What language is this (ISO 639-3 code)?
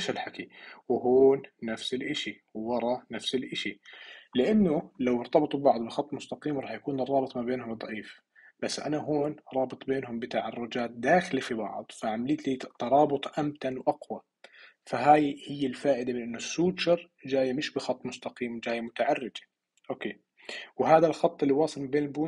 ara